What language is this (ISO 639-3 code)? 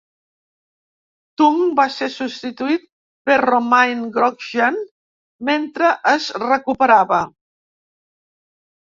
cat